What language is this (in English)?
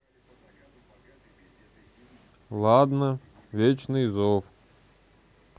Russian